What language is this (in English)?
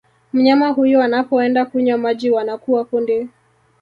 Swahili